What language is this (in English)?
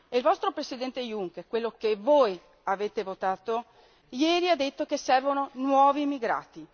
Italian